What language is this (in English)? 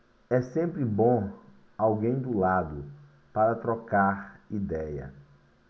Portuguese